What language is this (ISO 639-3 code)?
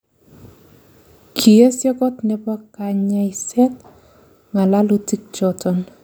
kln